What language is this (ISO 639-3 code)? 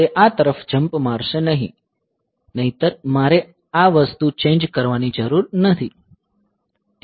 guj